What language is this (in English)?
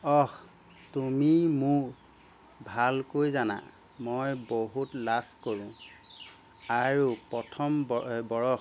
Assamese